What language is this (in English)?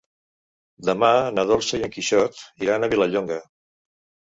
Catalan